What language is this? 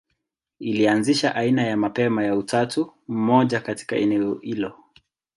Swahili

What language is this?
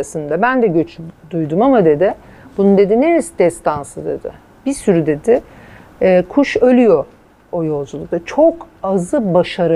Turkish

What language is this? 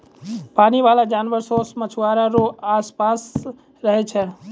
Maithili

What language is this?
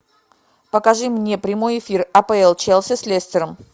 Russian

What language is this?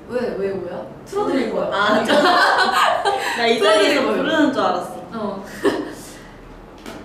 Korean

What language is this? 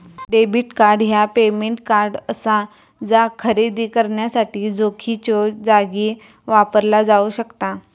Marathi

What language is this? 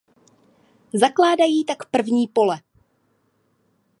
Czech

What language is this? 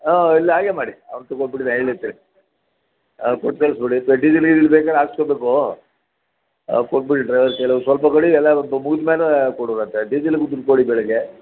Kannada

